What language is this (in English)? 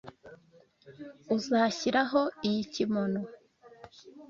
Kinyarwanda